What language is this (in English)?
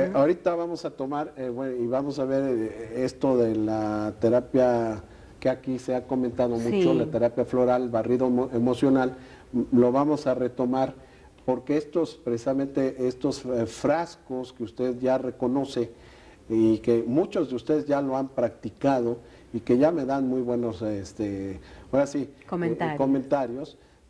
Spanish